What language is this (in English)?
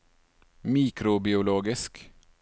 Norwegian